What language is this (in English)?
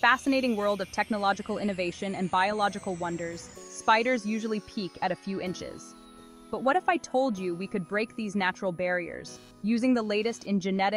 English